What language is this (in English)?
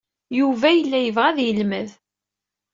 Kabyle